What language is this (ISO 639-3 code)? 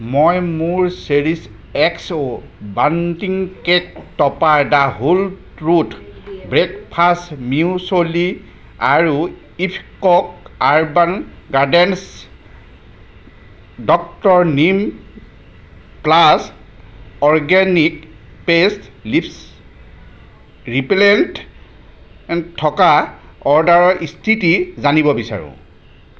asm